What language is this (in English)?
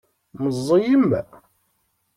Kabyle